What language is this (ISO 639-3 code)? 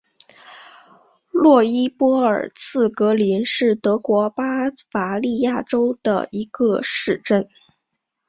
zho